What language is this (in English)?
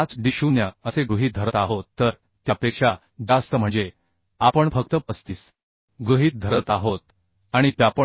Marathi